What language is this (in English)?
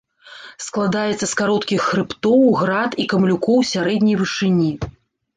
Belarusian